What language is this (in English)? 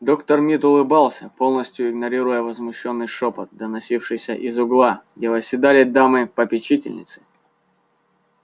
Russian